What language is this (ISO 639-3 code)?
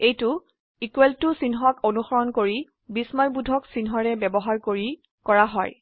asm